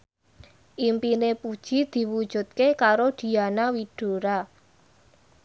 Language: Javanese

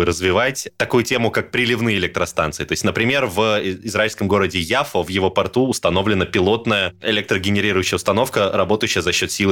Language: Russian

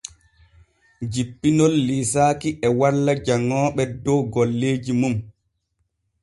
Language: Borgu Fulfulde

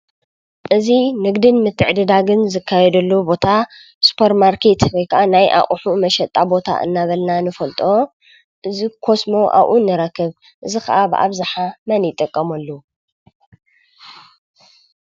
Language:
Tigrinya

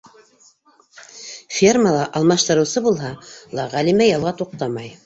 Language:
Bashkir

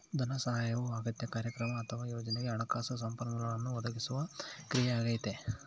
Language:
Kannada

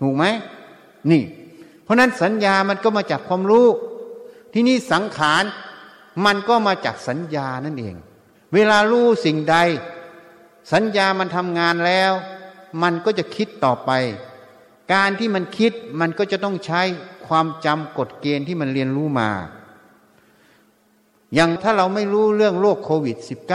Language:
Thai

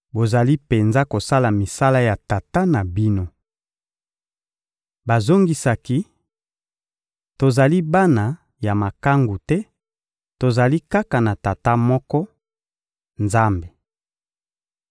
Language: Lingala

